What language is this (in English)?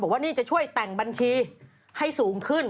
Thai